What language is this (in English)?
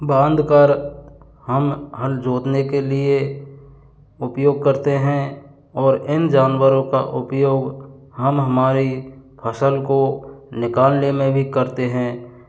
Hindi